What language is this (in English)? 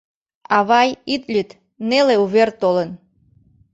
Mari